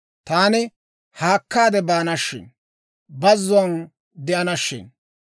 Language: Dawro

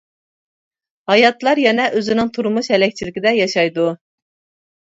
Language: Uyghur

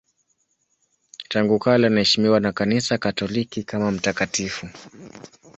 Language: Swahili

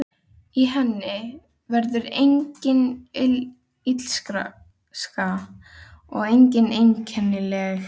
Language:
Icelandic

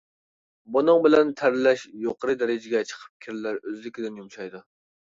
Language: Uyghur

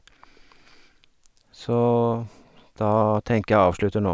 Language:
Norwegian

